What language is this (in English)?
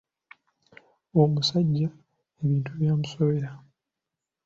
Ganda